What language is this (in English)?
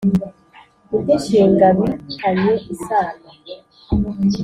Kinyarwanda